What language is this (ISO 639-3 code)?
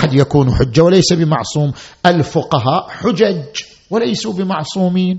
ara